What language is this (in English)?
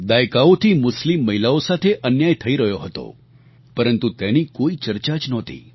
Gujarati